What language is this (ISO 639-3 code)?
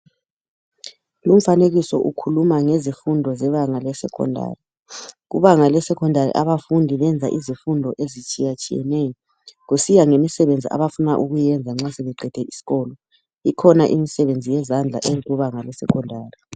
nde